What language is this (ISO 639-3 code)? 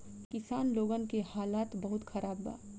bho